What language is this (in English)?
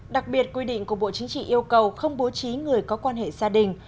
Vietnamese